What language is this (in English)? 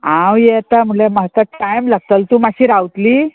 Konkani